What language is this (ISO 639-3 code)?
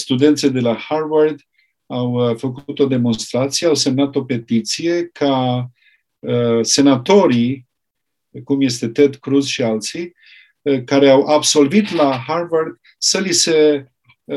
ron